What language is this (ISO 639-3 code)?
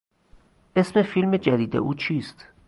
fas